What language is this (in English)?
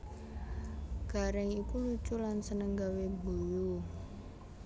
Javanese